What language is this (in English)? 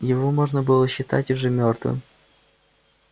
Russian